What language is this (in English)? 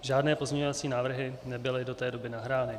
Czech